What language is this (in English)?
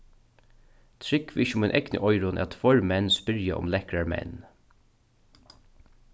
Faroese